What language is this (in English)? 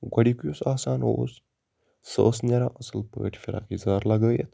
Kashmiri